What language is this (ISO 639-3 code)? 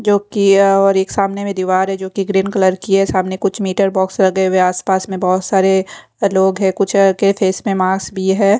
hin